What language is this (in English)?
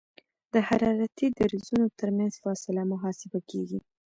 Pashto